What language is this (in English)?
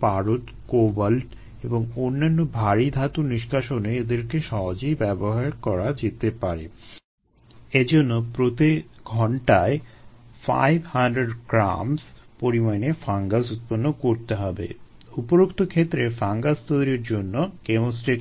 Bangla